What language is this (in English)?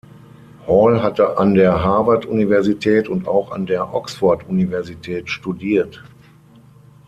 German